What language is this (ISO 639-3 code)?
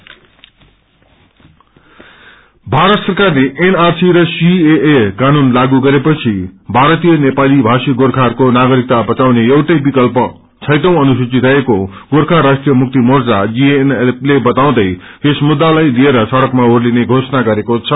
nep